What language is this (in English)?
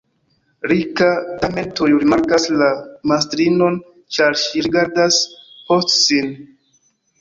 Esperanto